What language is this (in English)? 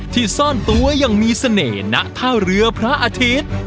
Thai